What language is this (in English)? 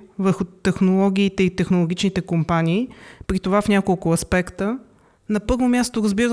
Bulgarian